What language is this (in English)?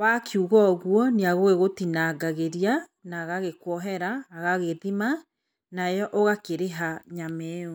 Kikuyu